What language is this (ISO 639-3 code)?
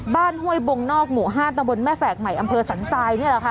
tha